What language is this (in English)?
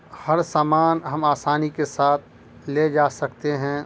Urdu